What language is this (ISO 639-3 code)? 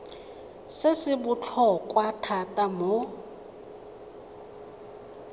tsn